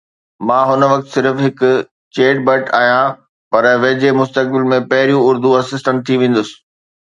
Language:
Sindhi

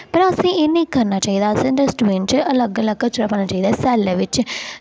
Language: Dogri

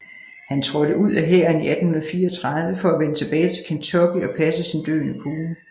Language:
Danish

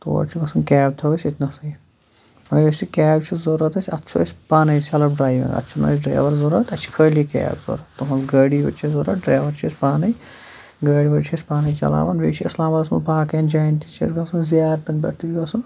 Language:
Kashmiri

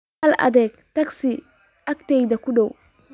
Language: Somali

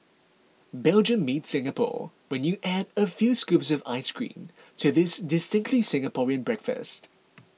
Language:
English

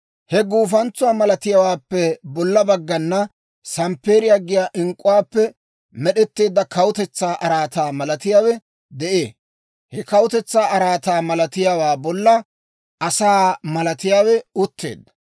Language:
Dawro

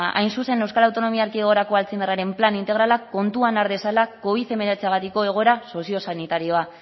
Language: Basque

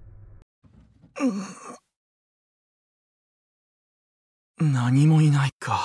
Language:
Japanese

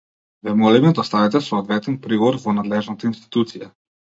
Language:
Macedonian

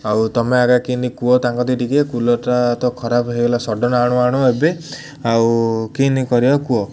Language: Odia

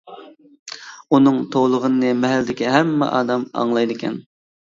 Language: Uyghur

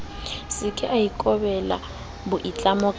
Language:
Southern Sotho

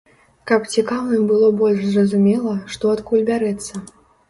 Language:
Belarusian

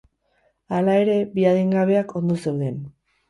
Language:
Basque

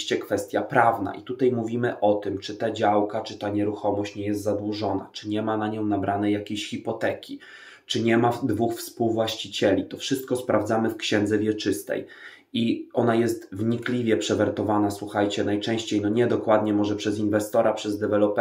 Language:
Polish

